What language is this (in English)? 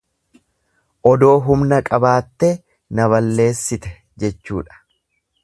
Oromo